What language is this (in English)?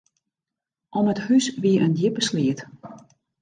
Western Frisian